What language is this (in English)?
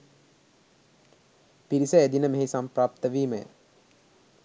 Sinhala